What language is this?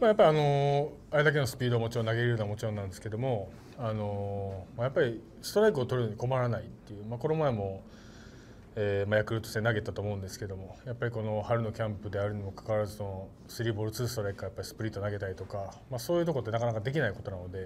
Japanese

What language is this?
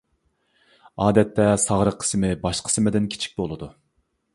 Uyghur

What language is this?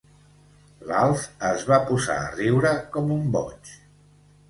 Catalan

